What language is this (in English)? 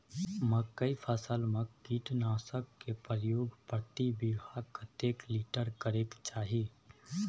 Maithili